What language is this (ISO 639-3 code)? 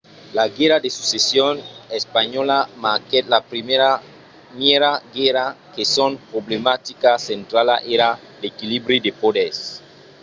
oci